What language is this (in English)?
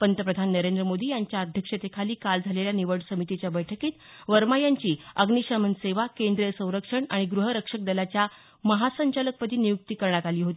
Marathi